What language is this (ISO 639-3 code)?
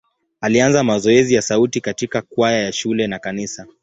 swa